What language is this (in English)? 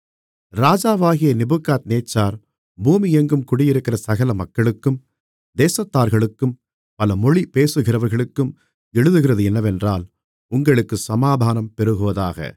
Tamil